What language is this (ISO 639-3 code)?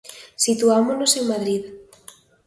glg